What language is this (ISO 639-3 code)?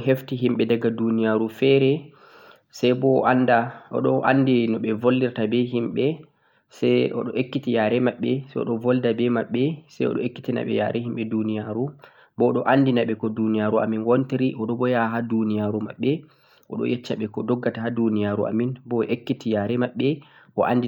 fuq